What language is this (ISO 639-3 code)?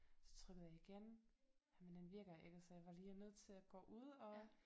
dan